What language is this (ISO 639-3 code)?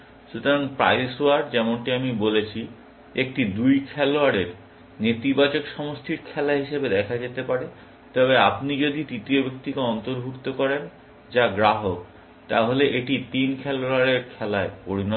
ben